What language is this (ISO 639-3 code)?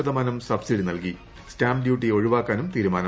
mal